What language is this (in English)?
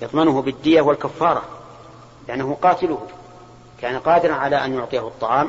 Arabic